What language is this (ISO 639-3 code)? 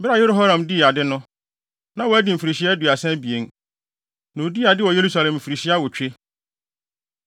aka